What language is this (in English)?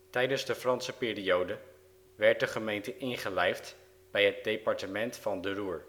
Dutch